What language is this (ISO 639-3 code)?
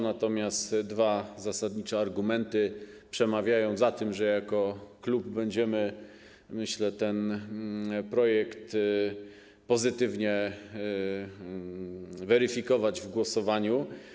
pol